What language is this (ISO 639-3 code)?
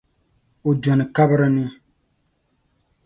dag